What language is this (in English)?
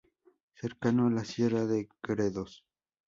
Spanish